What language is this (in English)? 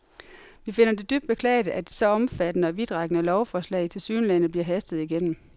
Danish